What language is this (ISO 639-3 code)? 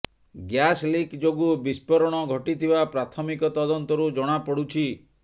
ori